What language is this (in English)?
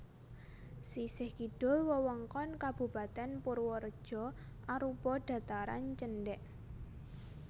Javanese